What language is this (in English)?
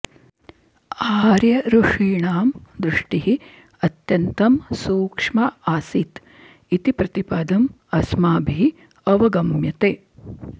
Sanskrit